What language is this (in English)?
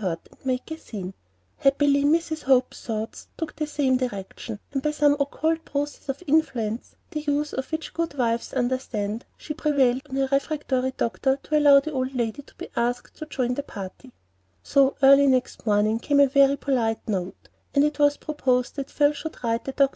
English